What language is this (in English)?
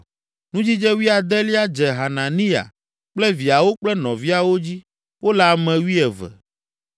Ewe